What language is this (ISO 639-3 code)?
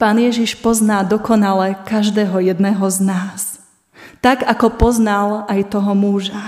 slk